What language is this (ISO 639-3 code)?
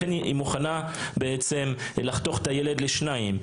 heb